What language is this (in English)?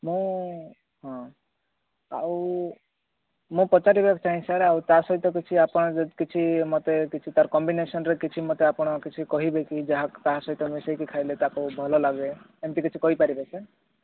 Odia